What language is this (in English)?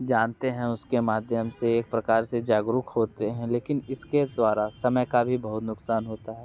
Hindi